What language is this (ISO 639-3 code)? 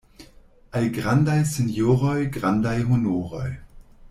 epo